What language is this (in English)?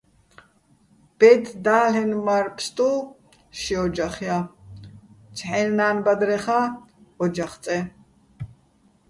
Bats